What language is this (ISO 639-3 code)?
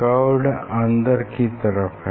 hin